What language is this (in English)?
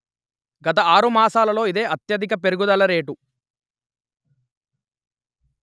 Telugu